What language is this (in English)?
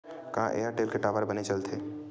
Chhattisgarhi